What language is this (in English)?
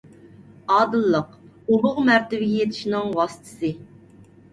Uyghur